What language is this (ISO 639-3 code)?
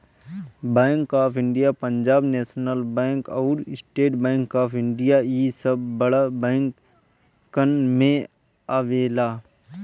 bho